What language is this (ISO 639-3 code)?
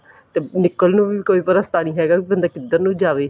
pan